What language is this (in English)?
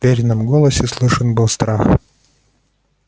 Russian